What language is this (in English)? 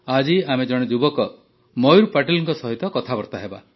Odia